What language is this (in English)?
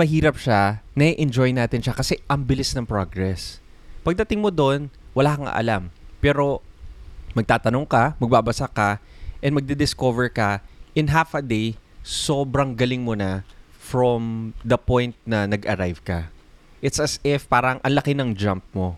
Filipino